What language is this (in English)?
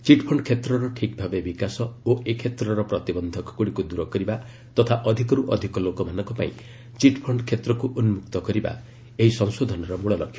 Odia